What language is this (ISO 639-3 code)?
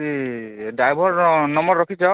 ori